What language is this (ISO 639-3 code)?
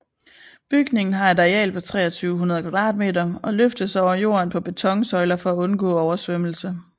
dan